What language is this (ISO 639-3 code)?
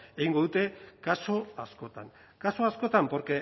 eus